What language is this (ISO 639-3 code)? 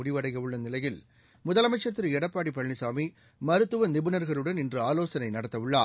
tam